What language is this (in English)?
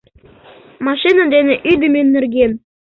Mari